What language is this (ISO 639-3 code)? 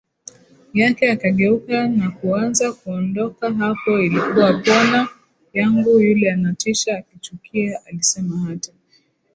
swa